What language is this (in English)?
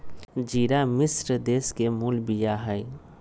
Magahi